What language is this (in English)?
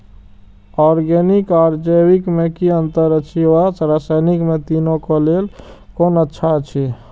Maithili